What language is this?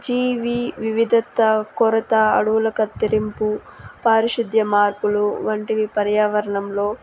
Telugu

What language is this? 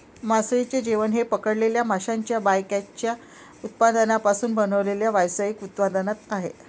Marathi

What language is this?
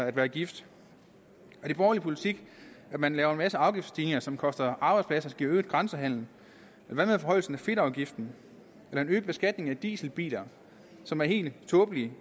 Danish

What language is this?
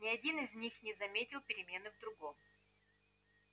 Russian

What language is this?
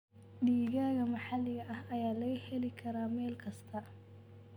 Somali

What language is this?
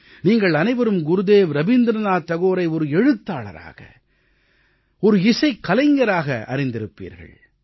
Tamil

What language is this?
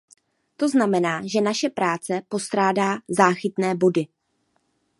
Czech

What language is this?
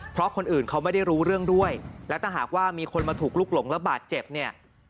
Thai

